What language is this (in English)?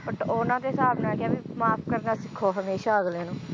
Punjabi